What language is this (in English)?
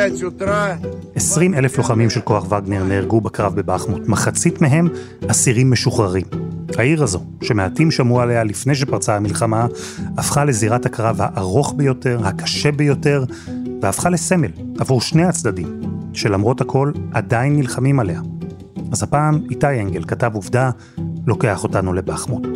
Hebrew